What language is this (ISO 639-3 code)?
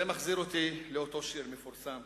heb